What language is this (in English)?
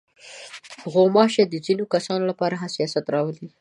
Pashto